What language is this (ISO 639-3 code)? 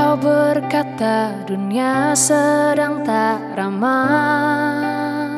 ind